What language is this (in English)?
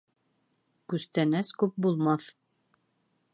Bashkir